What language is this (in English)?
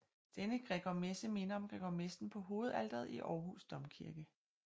Danish